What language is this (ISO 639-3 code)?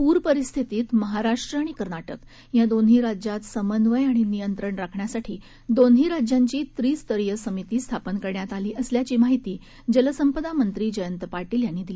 mar